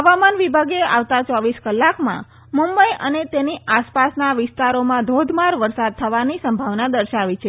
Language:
Gujarati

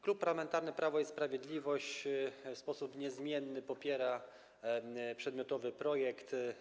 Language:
Polish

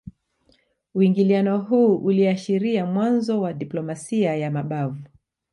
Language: Swahili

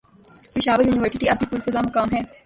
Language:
Urdu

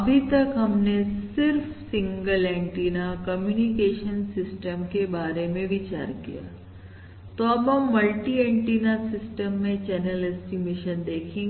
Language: Hindi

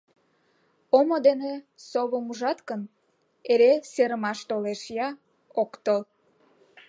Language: Mari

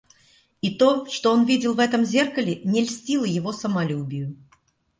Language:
Russian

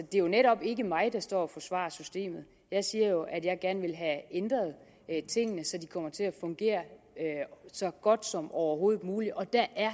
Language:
Danish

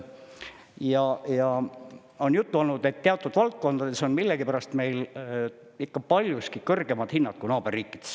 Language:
Estonian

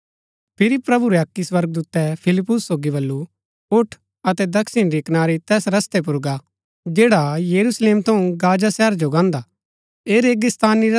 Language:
Gaddi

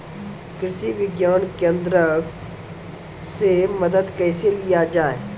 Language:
Maithili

